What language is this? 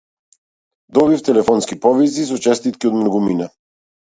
Macedonian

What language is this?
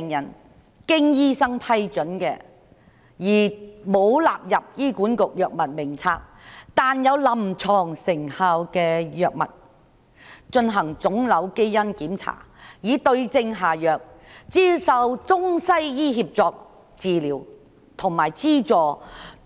Cantonese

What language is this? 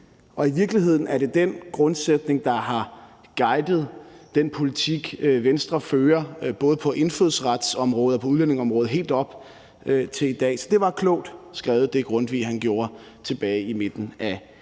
Danish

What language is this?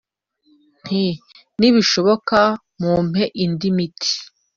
Kinyarwanda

